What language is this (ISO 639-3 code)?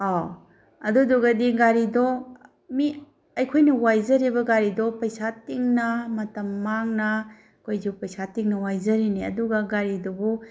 mni